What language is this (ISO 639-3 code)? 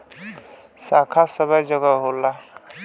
bho